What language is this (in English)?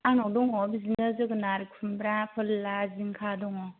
Bodo